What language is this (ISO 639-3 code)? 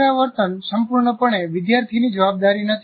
guj